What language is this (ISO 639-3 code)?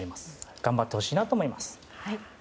jpn